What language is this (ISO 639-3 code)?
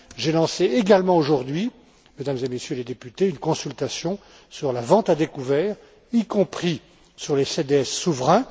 fra